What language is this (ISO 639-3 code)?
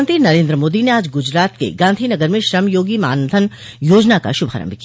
hin